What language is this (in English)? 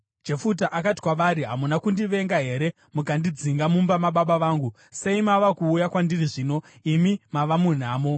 Shona